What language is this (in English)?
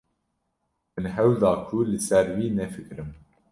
Kurdish